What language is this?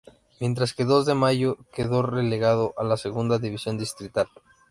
Spanish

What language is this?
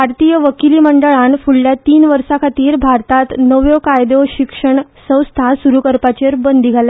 Konkani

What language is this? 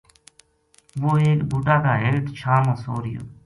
Gujari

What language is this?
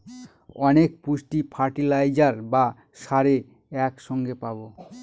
Bangla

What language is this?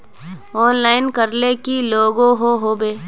Magahi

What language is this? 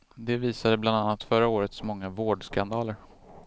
Swedish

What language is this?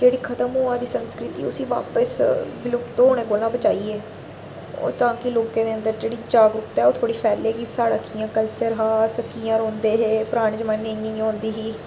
Dogri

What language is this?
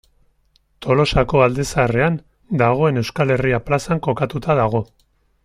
Basque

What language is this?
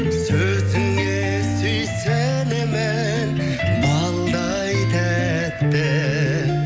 Kazakh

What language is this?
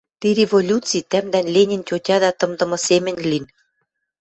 Western Mari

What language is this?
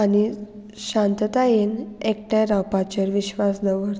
Konkani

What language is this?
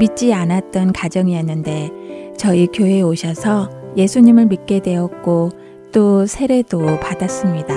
Korean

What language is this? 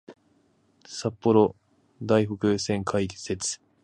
Japanese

